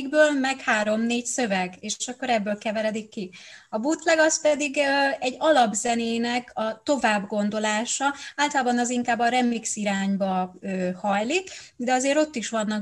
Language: Hungarian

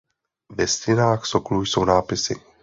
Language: Czech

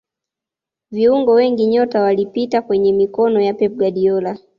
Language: Swahili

